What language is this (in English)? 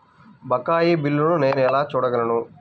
Telugu